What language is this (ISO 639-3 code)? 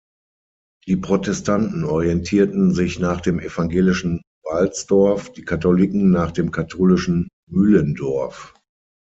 deu